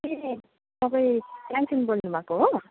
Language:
Nepali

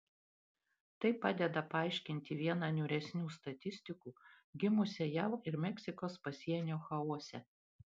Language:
Lithuanian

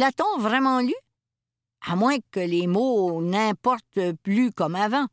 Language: French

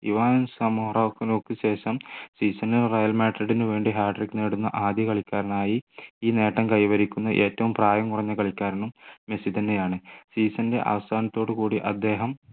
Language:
Malayalam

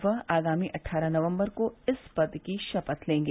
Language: Hindi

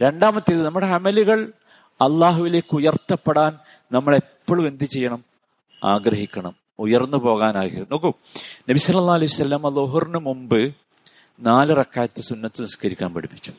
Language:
Malayalam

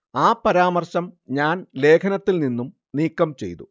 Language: Malayalam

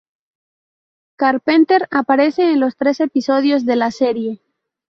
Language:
Spanish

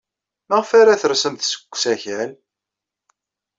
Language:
Kabyle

